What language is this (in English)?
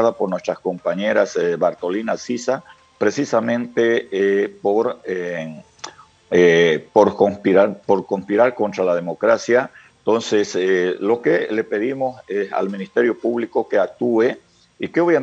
Spanish